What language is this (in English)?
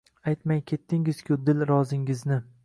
Uzbek